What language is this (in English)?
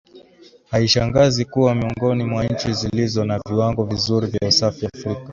Swahili